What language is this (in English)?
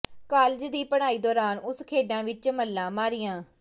Punjabi